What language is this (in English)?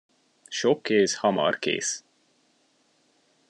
Hungarian